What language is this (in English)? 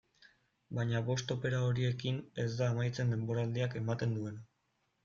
Basque